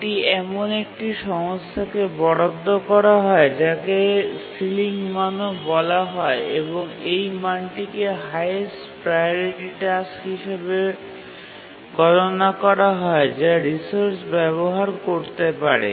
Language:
Bangla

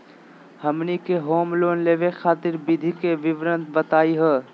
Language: Magahi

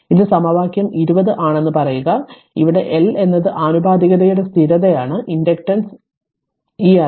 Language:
Malayalam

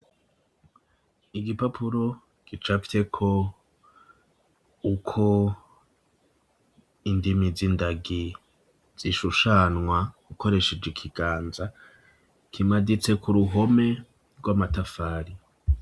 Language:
Rundi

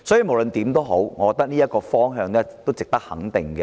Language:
Cantonese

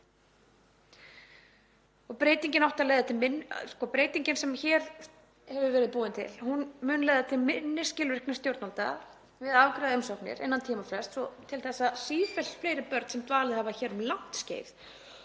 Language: Icelandic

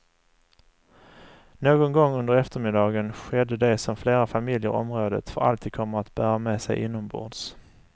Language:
Swedish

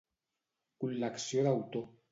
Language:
Catalan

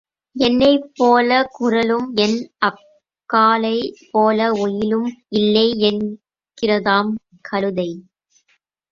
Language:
Tamil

